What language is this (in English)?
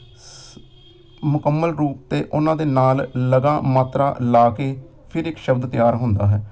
Punjabi